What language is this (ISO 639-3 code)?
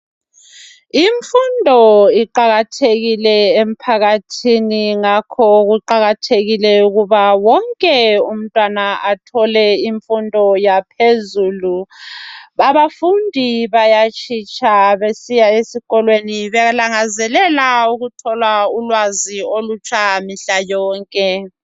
nde